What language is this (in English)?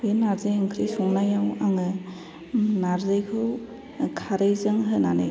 Bodo